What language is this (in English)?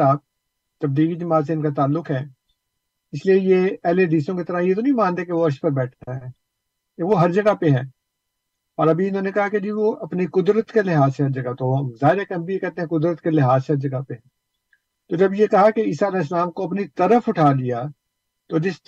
Urdu